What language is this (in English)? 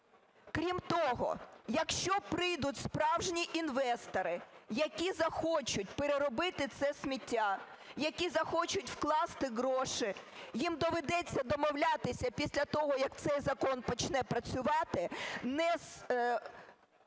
Ukrainian